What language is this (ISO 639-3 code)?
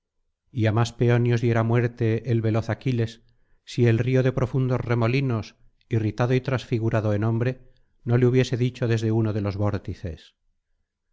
spa